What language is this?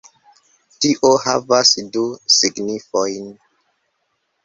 Esperanto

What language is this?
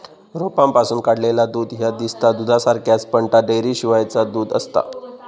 Marathi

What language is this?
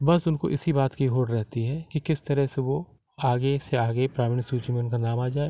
Hindi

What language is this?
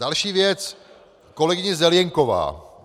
Czech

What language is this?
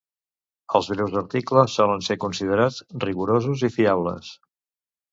Catalan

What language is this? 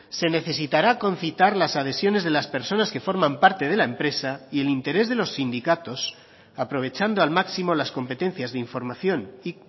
Spanish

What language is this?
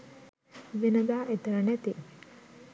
Sinhala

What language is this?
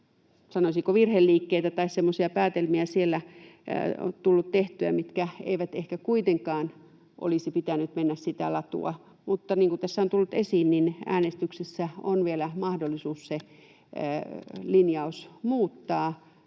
Finnish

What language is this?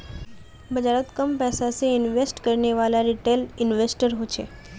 Magahi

